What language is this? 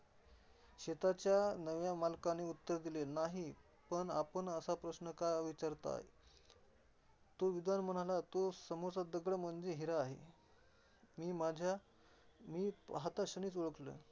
Marathi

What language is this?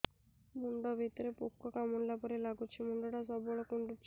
Odia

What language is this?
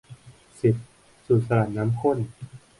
Thai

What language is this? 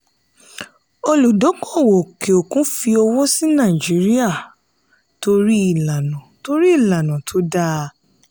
Yoruba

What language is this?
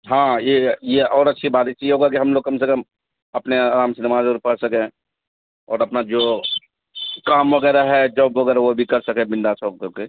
Urdu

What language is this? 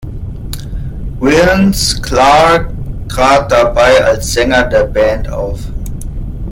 German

